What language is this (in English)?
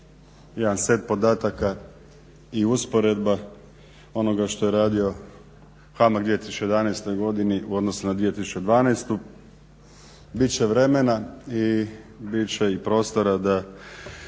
Croatian